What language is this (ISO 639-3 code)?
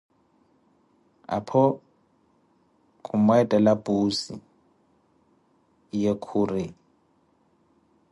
eko